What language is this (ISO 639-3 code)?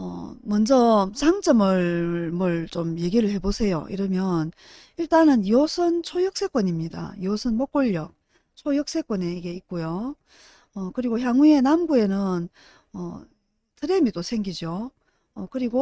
kor